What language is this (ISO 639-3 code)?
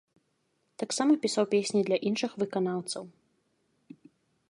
bel